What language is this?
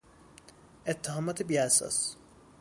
Persian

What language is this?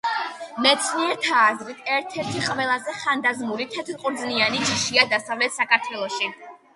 Georgian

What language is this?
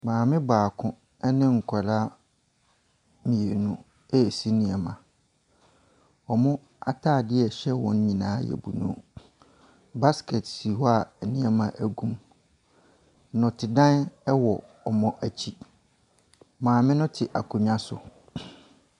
Akan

